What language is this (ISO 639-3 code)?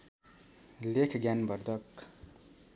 nep